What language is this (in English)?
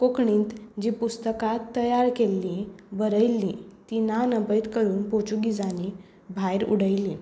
Konkani